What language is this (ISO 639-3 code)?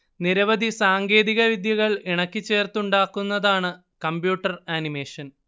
mal